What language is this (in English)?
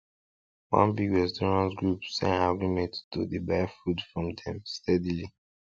Nigerian Pidgin